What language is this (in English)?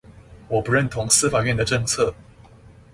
Chinese